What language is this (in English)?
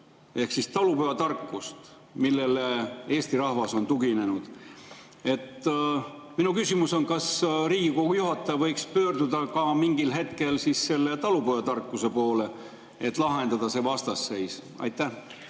Estonian